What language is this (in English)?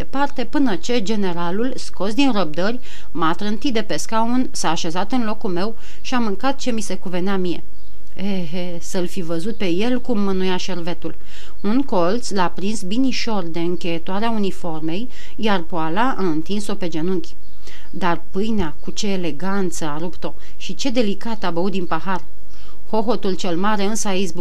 Romanian